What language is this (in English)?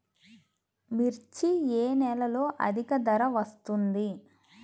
Telugu